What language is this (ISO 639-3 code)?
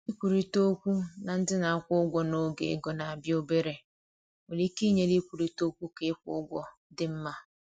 ibo